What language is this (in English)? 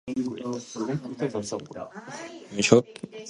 English